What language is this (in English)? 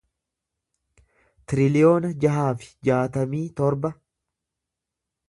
Oromo